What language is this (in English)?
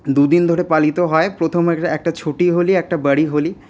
Bangla